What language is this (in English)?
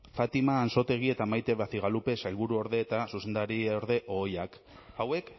Basque